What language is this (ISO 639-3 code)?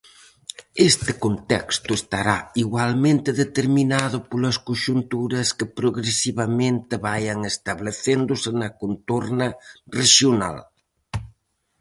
glg